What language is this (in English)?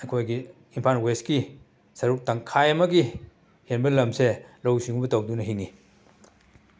Manipuri